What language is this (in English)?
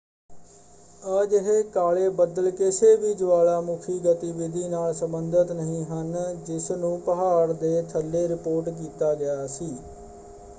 Punjabi